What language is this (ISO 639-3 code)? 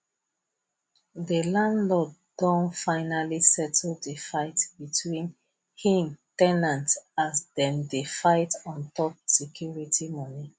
pcm